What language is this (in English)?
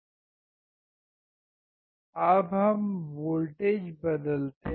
Hindi